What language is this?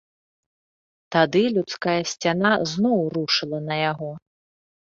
Belarusian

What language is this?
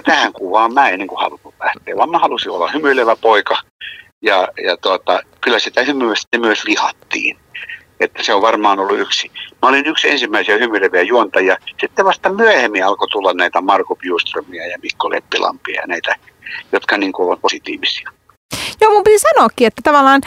Finnish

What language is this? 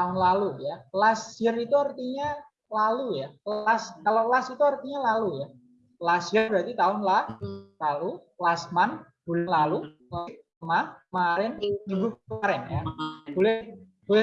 Indonesian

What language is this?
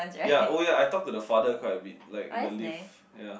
English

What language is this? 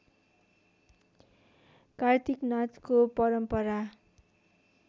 Nepali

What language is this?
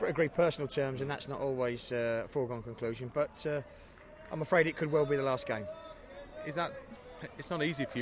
English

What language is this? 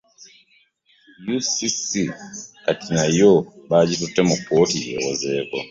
Ganda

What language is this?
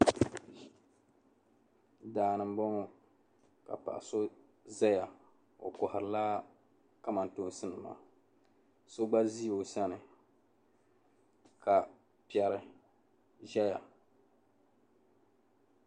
Dagbani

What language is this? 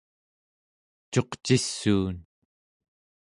Central Yupik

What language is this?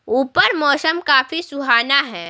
Hindi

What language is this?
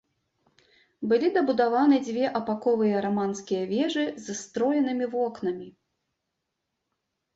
Belarusian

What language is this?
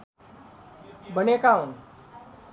Nepali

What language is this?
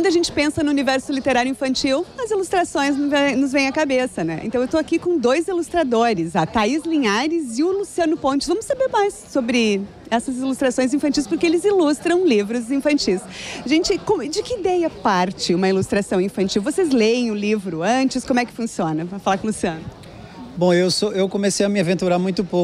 Portuguese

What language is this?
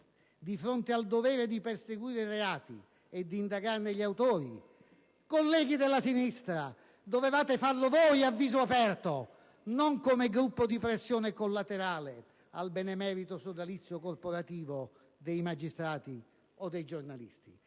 Italian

